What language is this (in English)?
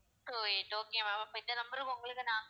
Tamil